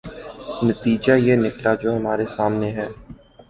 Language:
Urdu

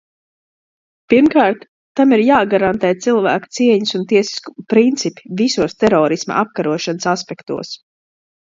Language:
Latvian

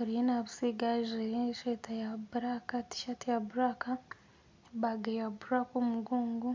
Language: Nyankole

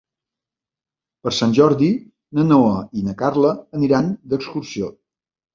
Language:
Catalan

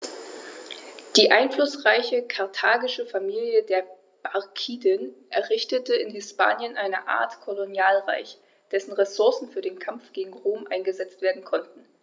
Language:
German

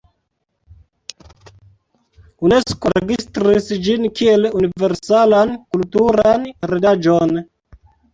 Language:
Esperanto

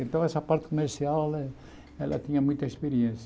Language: Portuguese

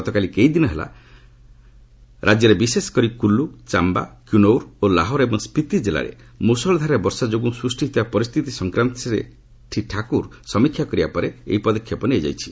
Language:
Odia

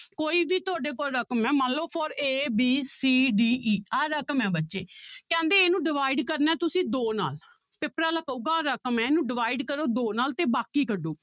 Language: Punjabi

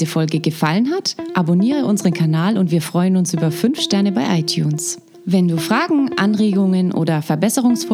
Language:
German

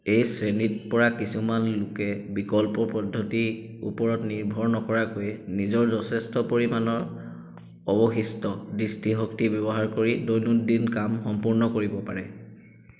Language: Assamese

